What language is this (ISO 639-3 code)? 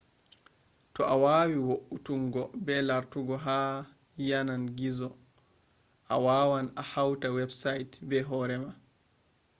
ful